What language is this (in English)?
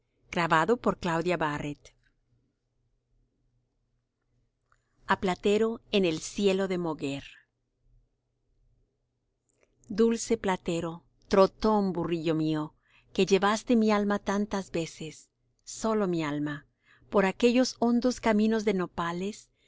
Spanish